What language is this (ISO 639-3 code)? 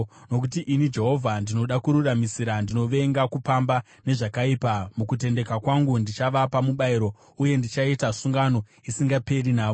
sna